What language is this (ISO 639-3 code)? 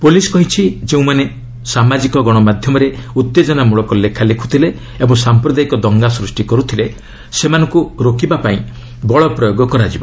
ori